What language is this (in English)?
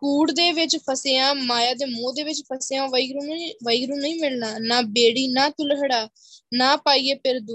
Punjabi